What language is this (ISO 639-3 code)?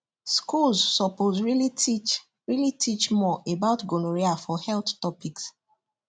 pcm